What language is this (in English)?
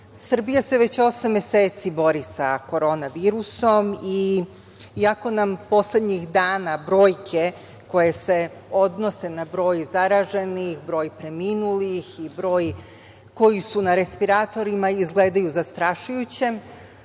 Serbian